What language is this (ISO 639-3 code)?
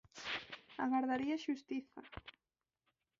glg